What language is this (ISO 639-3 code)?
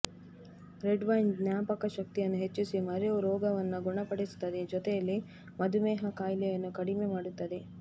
kan